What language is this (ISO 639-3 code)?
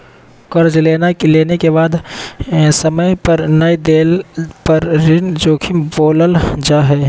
mag